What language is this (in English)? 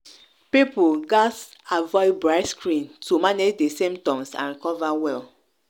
Nigerian Pidgin